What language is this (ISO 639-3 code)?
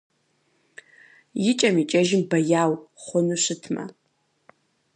kbd